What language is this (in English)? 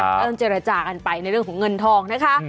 Thai